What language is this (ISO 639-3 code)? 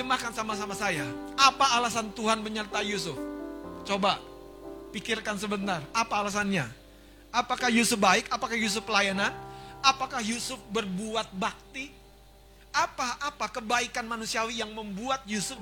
ind